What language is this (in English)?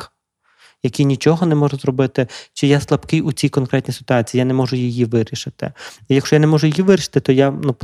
Ukrainian